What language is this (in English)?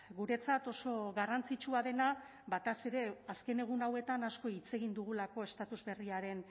Basque